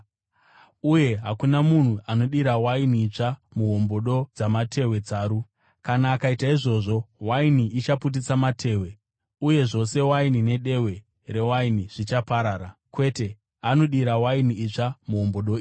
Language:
Shona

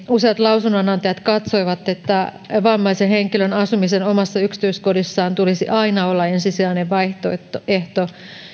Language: Finnish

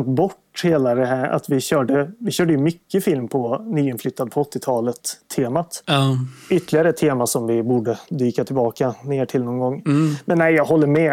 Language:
Swedish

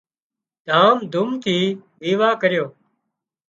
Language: Wadiyara Koli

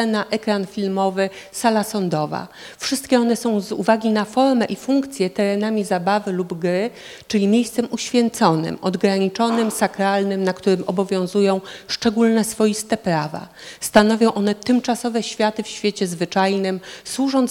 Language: Polish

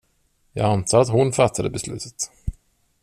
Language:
Swedish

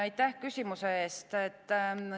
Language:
Estonian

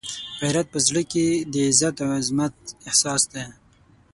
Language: Pashto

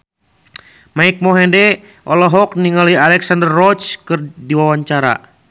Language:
Sundanese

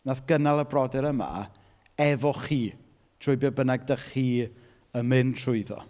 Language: Welsh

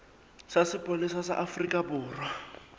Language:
Southern Sotho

